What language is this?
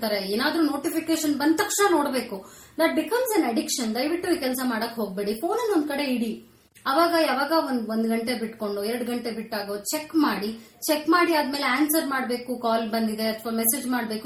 Kannada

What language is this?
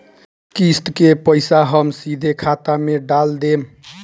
Bhojpuri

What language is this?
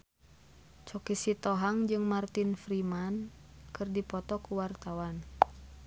Sundanese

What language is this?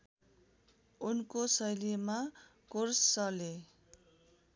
Nepali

